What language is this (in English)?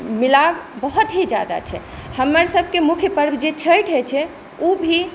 Maithili